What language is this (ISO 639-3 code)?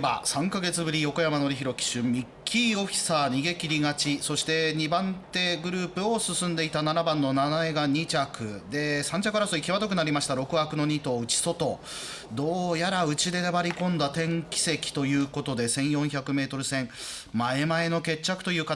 jpn